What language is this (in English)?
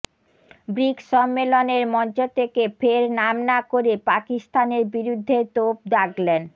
Bangla